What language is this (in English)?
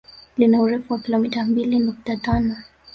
Swahili